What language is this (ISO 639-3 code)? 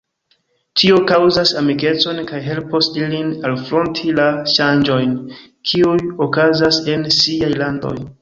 epo